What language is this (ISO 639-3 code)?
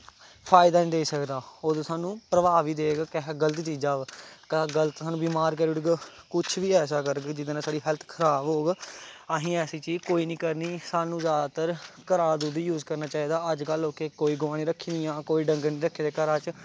doi